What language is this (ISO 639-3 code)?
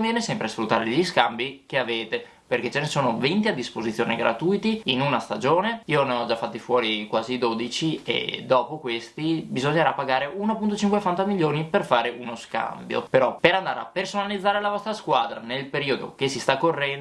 ita